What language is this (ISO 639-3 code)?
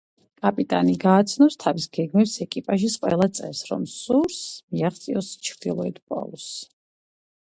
kat